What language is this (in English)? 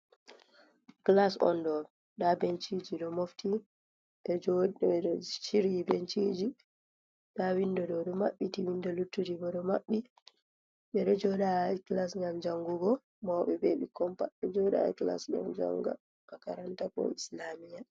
Fula